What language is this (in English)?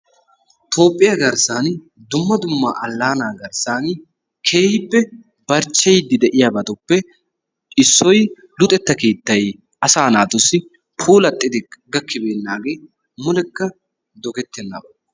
Wolaytta